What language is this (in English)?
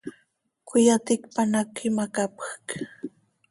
Seri